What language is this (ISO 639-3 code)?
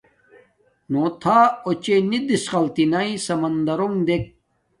dmk